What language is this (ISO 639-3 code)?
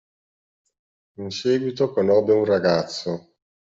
ita